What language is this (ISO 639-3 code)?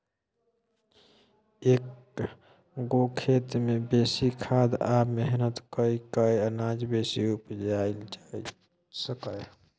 mai